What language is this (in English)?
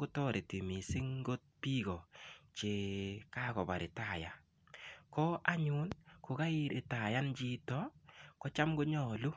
Kalenjin